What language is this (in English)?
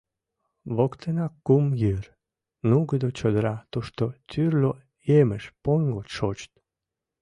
Mari